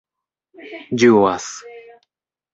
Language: Esperanto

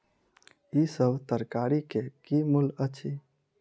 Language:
Maithili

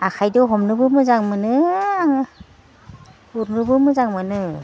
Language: Bodo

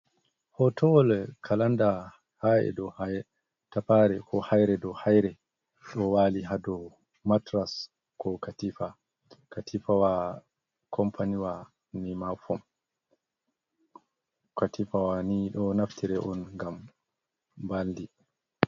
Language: Fula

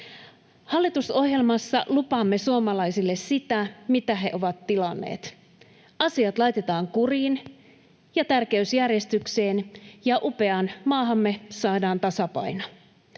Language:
Finnish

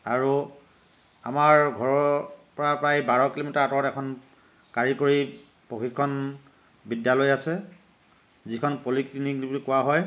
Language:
Assamese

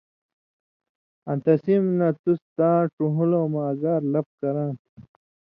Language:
Indus Kohistani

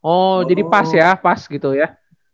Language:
Indonesian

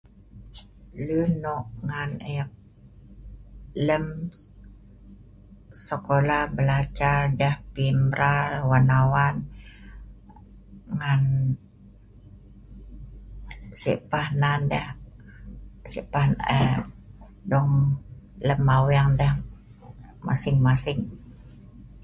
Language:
Sa'ban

